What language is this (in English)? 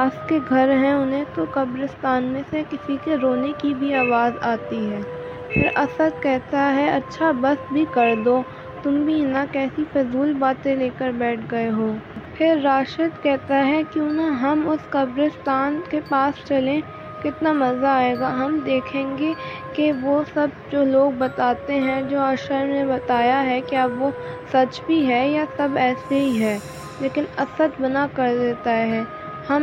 Urdu